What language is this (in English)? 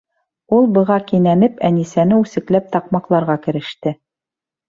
Bashkir